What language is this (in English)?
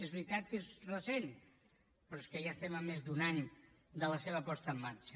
Catalan